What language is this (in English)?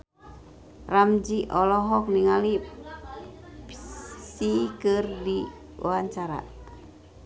Sundanese